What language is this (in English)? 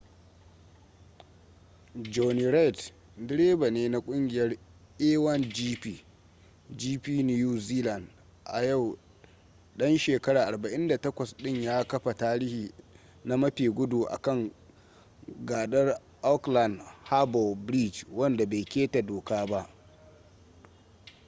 Hausa